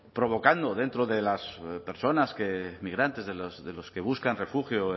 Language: Spanish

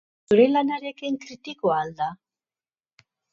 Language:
Basque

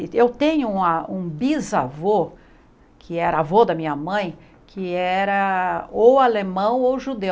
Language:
Portuguese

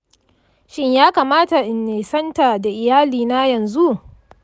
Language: Hausa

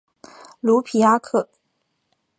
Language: Chinese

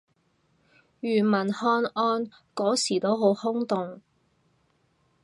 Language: Cantonese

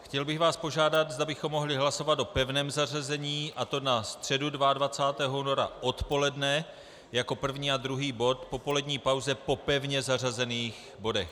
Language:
Czech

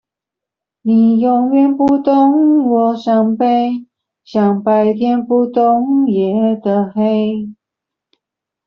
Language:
Chinese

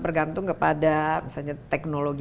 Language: Indonesian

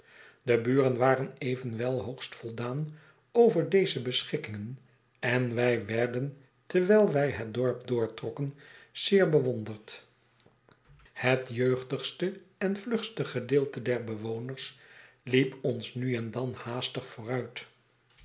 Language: Dutch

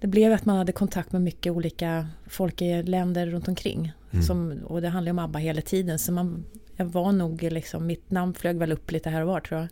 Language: Swedish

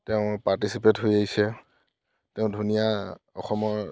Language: Assamese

